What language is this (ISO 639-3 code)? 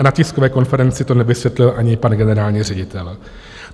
ces